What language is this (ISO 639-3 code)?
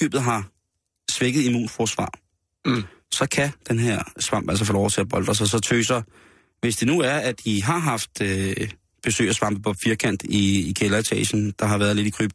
dan